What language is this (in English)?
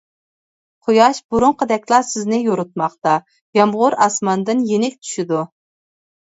Uyghur